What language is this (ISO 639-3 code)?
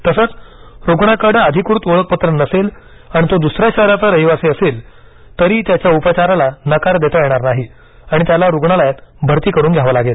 mar